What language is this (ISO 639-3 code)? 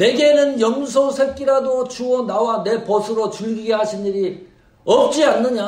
kor